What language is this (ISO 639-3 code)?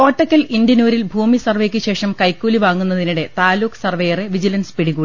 mal